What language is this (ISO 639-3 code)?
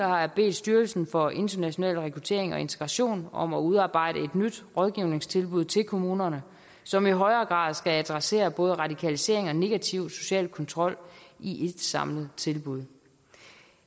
dan